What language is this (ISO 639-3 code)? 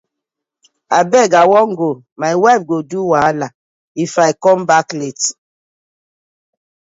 pcm